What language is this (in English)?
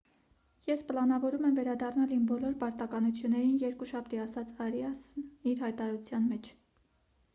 Armenian